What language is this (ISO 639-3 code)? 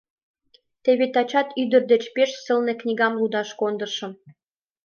chm